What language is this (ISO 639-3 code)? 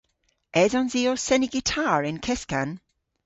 cor